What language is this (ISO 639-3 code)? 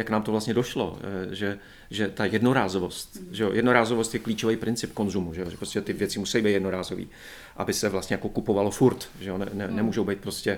ces